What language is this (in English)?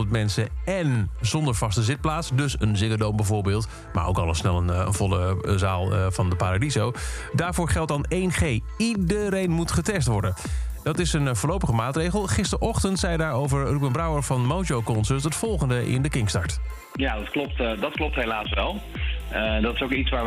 Dutch